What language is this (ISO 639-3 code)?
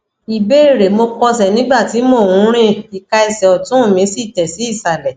yor